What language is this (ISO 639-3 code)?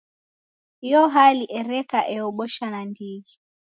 dav